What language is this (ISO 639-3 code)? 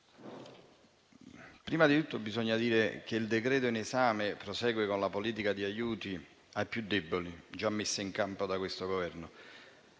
ita